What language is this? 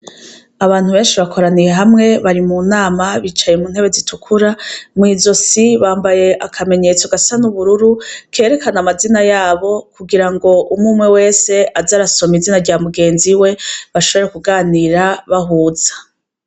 Rundi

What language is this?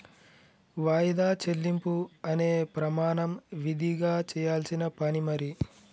Telugu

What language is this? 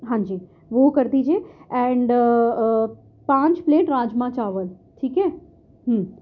Urdu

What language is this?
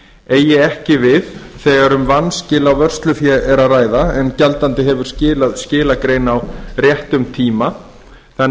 Icelandic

